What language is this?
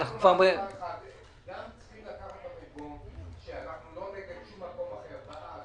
Hebrew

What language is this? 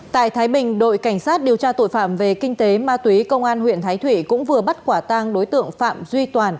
Vietnamese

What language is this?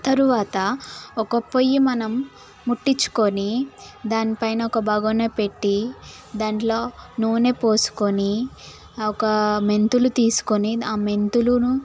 Telugu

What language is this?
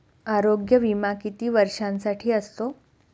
Marathi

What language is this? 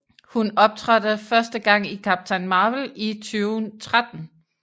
Danish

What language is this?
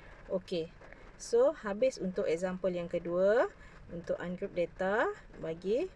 Malay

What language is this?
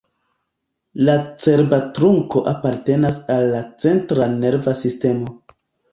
Esperanto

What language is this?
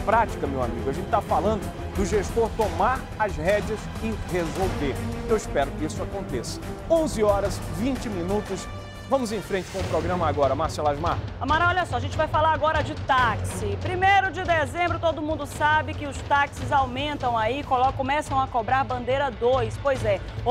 Portuguese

